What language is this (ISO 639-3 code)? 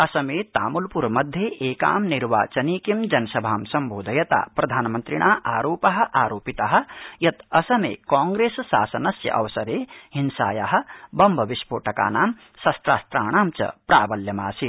san